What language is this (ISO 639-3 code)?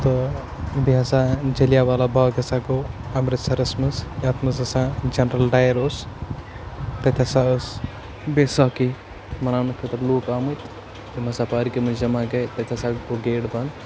kas